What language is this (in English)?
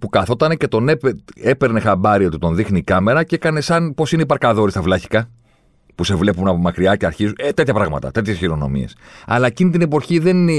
Greek